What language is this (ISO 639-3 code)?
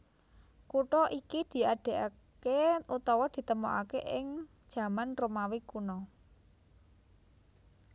jav